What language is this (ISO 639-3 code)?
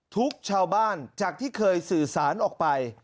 tha